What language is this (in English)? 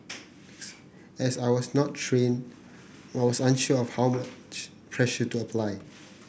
English